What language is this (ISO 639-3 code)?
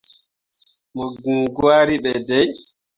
mua